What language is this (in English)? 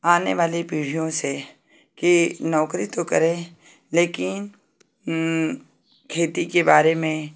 Hindi